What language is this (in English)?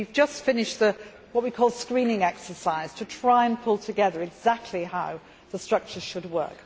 English